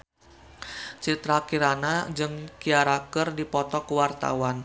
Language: Sundanese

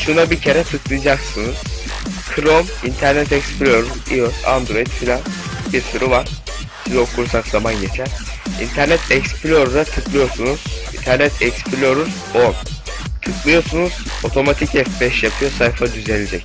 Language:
Turkish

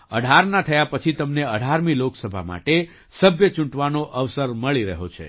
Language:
Gujarati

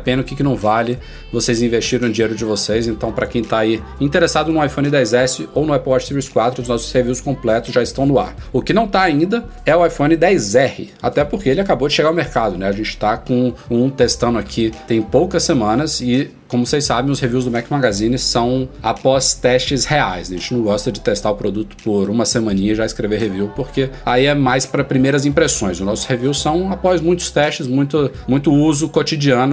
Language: Portuguese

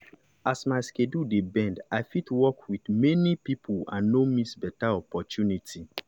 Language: Nigerian Pidgin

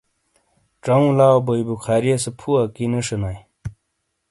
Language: Shina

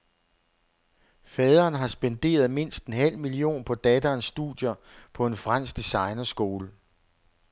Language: Danish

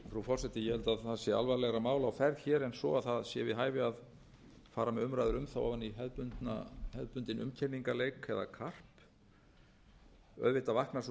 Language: Icelandic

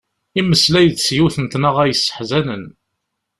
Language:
Kabyle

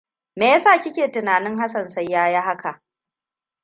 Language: Hausa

